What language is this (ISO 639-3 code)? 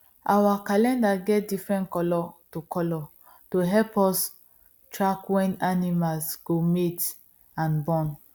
pcm